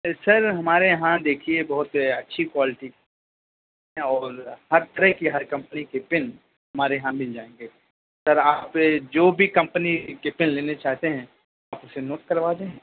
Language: Urdu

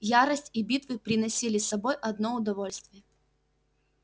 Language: Russian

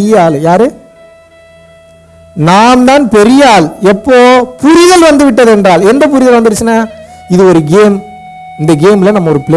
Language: Tamil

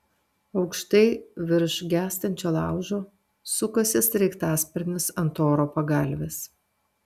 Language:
Lithuanian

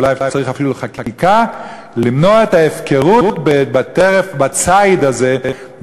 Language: Hebrew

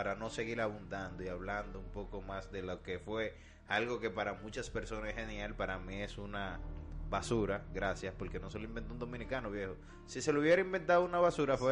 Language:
Spanish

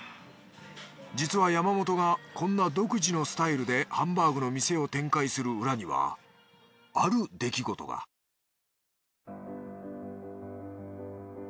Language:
Japanese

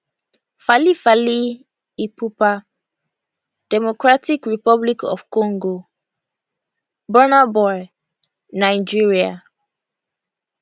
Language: Nigerian Pidgin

